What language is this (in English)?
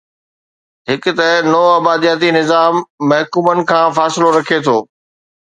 Sindhi